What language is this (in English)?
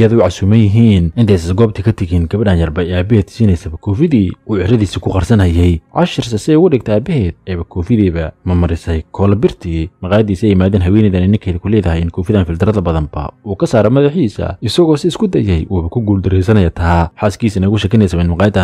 Arabic